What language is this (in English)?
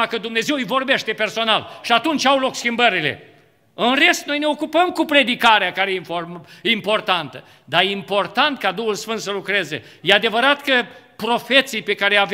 Romanian